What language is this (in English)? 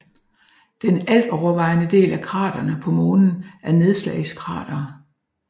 Danish